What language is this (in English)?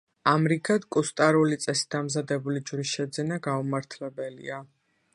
Georgian